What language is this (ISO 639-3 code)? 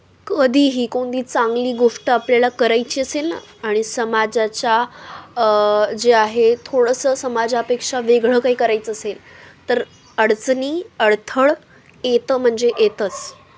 mar